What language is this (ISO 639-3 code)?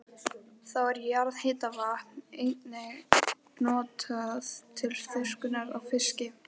isl